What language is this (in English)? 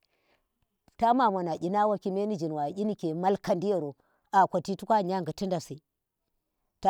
Tera